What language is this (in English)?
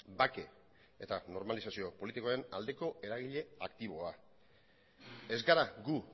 Basque